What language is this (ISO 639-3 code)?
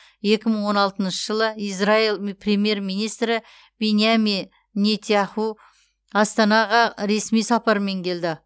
kaz